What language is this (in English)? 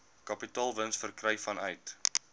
Afrikaans